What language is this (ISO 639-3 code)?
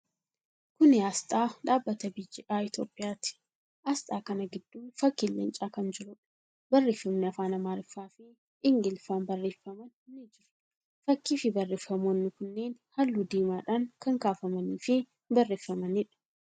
orm